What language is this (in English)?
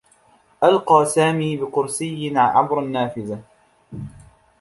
Arabic